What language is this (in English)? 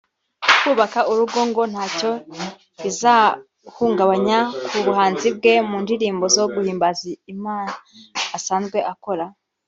Kinyarwanda